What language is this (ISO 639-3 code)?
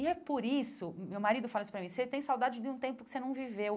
por